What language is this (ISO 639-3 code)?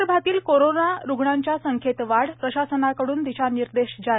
mar